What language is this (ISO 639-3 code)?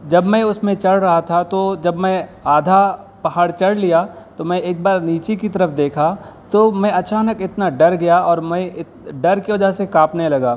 urd